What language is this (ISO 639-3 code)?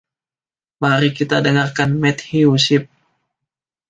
ind